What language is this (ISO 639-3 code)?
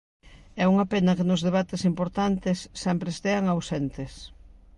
glg